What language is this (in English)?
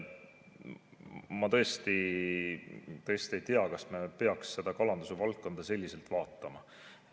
Estonian